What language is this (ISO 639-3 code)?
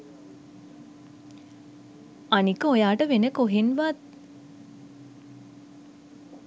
sin